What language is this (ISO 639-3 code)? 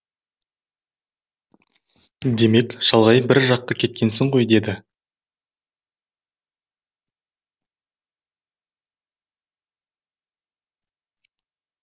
kaz